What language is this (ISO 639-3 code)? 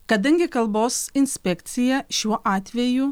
lit